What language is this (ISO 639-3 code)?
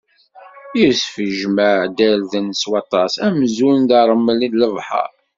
kab